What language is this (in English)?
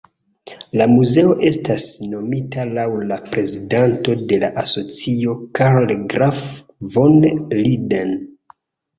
Esperanto